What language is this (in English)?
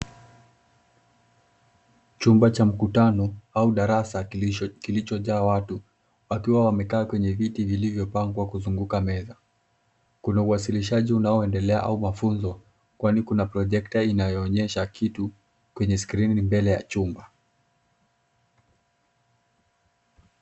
Swahili